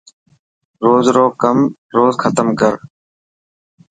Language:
Dhatki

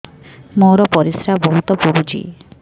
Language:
Odia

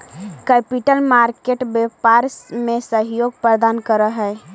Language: Magahi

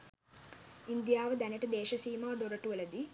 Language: Sinhala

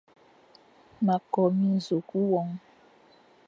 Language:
Fang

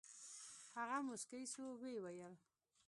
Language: Pashto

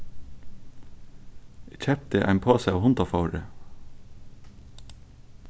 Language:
Faroese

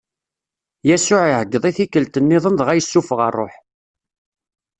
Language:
Kabyle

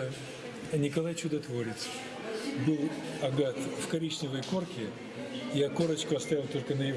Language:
Russian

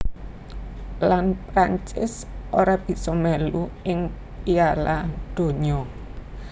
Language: Javanese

